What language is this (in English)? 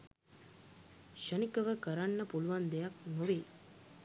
Sinhala